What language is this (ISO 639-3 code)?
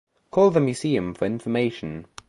eng